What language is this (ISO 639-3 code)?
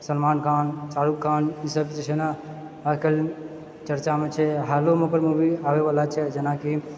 mai